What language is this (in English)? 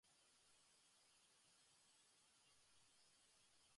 Basque